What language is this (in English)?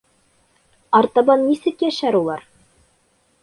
Bashkir